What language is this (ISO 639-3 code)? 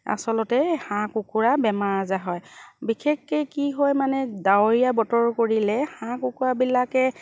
asm